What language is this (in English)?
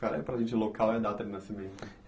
Portuguese